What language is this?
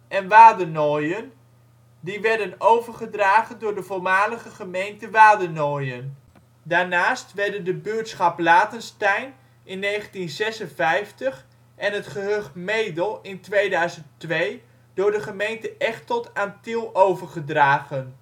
Dutch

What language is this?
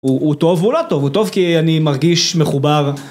Hebrew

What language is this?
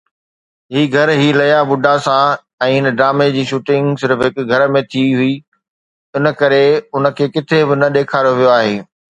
Sindhi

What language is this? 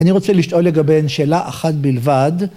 Hebrew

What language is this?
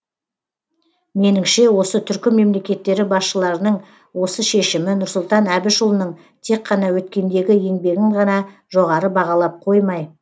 Kazakh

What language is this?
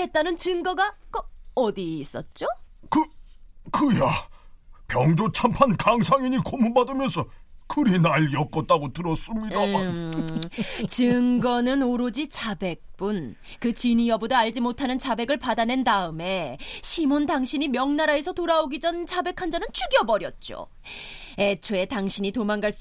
Korean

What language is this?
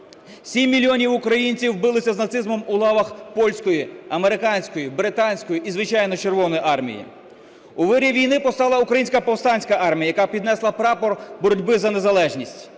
Ukrainian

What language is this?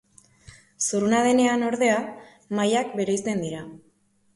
Basque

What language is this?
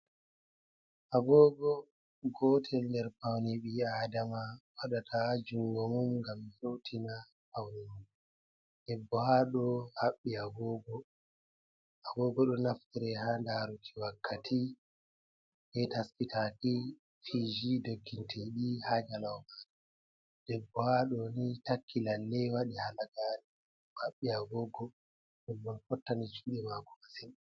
Fula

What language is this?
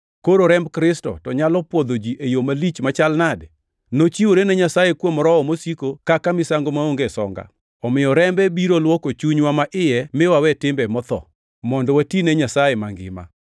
Luo (Kenya and Tanzania)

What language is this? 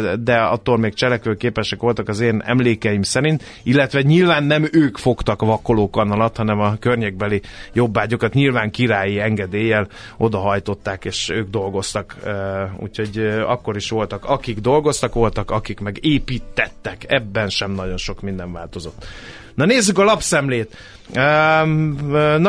Hungarian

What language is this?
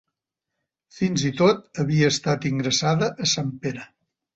Catalan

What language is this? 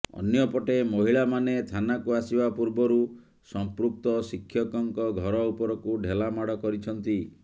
Odia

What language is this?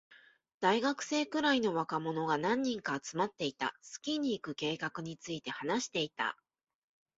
Japanese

